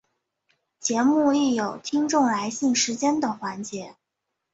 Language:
Chinese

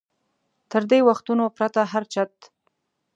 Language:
Pashto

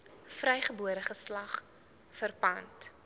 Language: Afrikaans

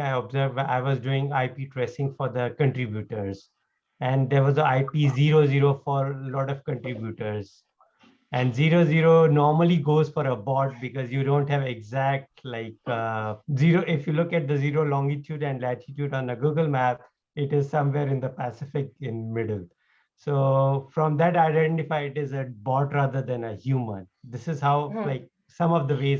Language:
English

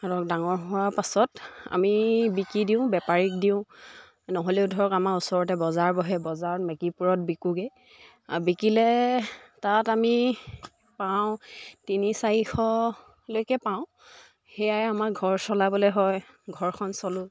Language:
Assamese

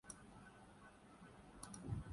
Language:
Urdu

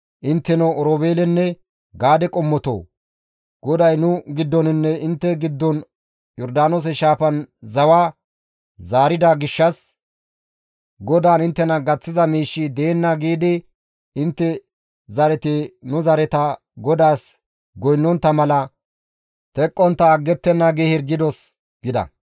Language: Gamo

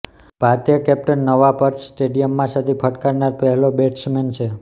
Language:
Gujarati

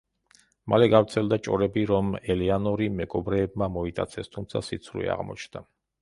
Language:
Georgian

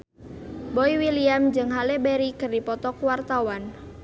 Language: Sundanese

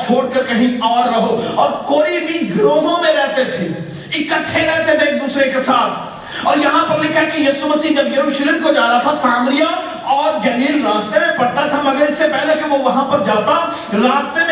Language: Urdu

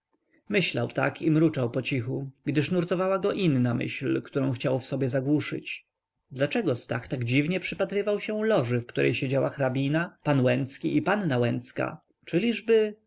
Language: Polish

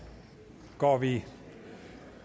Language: Danish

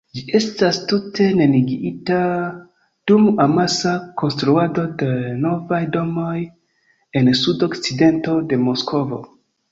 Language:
Esperanto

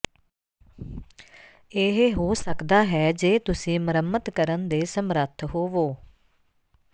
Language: Punjabi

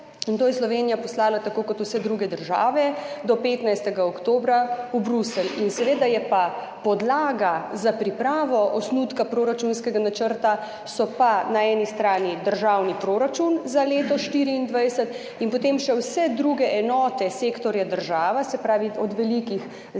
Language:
Slovenian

